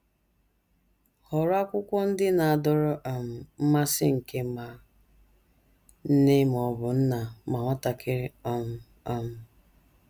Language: Igbo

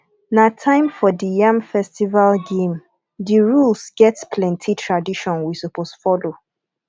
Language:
Nigerian Pidgin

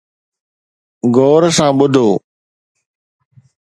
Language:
Sindhi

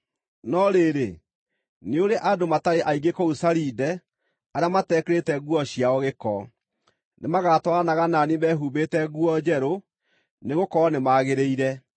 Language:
Kikuyu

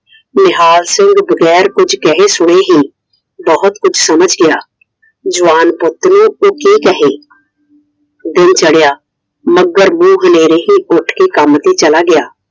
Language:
Punjabi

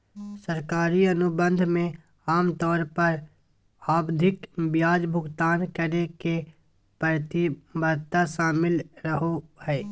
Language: Magahi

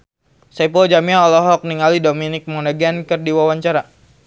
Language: Sundanese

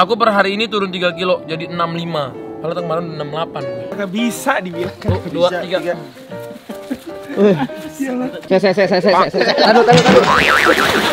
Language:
Indonesian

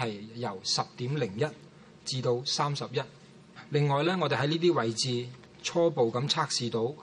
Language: Chinese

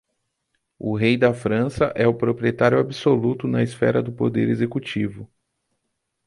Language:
Portuguese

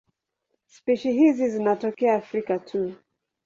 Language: Swahili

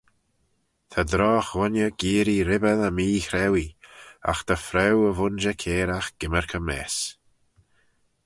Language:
Manx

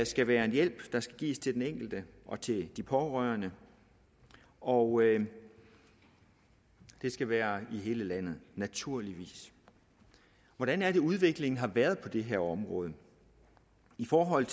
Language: Danish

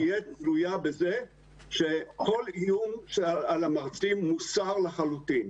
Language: Hebrew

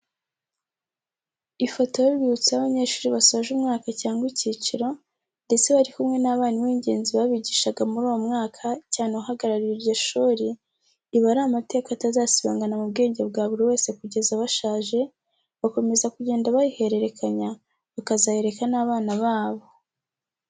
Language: Kinyarwanda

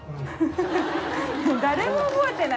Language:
Japanese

